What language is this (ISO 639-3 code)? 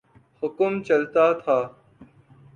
urd